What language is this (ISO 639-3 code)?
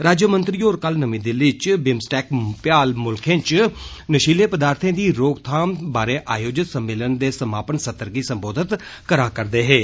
doi